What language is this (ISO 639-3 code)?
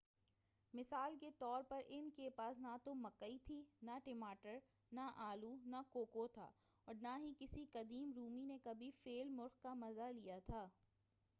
urd